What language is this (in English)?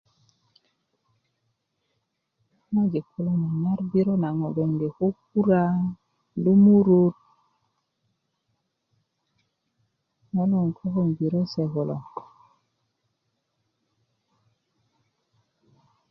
Kuku